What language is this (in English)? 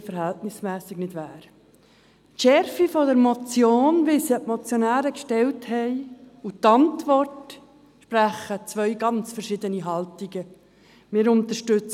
Swiss German